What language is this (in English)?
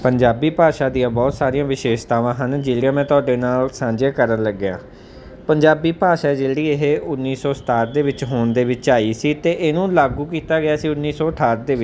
Punjabi